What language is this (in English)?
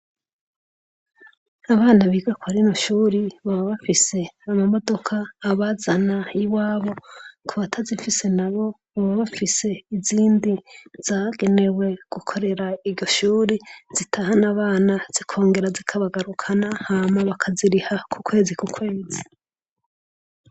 Rundi